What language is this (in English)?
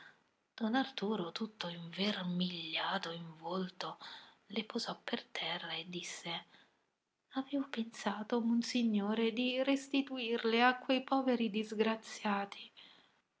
Italian